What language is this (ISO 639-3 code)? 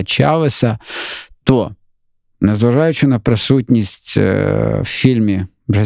ukr